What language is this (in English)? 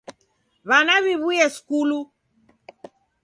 Taita